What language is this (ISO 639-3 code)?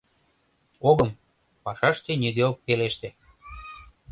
chm